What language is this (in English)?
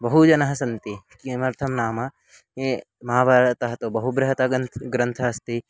Sanskrit